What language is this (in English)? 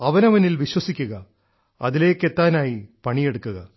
Malayalam